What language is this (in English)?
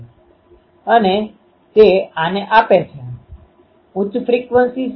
Gujarati